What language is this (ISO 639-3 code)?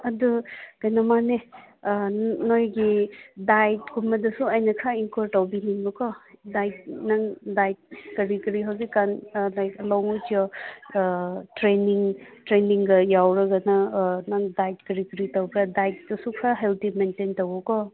mni